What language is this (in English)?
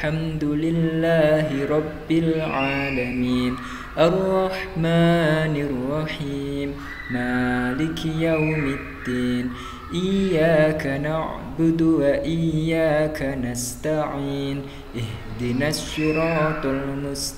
Indonesian